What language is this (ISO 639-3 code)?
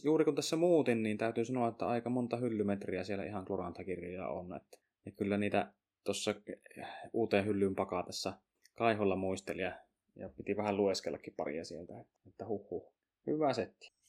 fin